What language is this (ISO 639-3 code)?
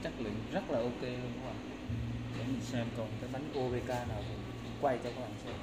vie